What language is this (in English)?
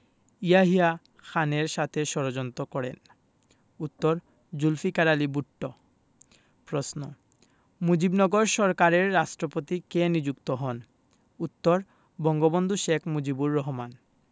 Bangla